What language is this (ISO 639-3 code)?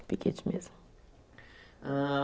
por